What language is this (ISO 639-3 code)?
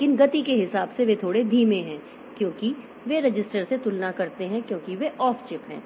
hin